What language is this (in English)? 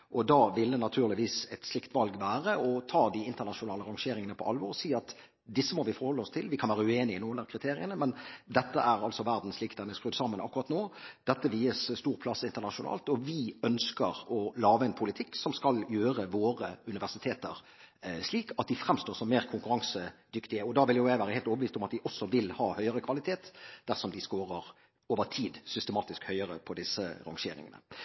Norwegian Bokmål